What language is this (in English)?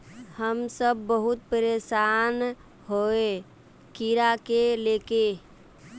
Magahi